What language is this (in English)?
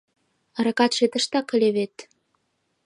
Mari